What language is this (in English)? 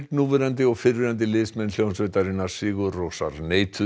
Icelandic